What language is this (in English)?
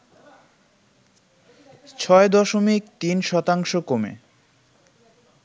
Bangla